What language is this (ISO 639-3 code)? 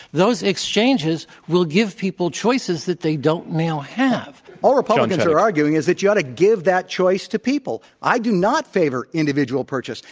eng